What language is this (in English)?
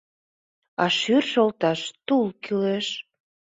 Mari